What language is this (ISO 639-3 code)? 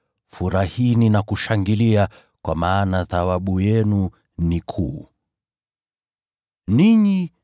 swa